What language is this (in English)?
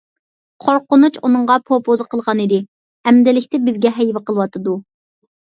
Uyghur